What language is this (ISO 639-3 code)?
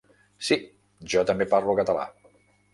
cat